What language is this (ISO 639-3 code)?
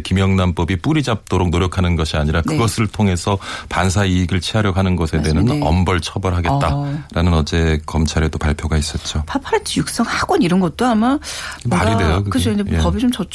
kor